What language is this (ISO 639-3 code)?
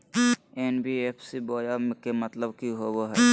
mag